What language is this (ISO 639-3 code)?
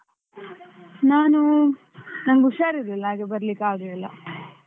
kan